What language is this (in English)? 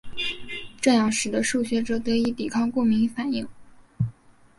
Chinese